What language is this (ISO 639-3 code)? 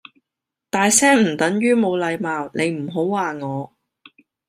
yue